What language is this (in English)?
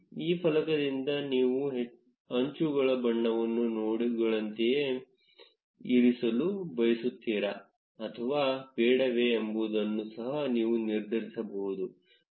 Kannada